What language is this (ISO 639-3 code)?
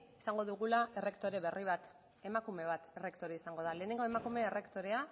eus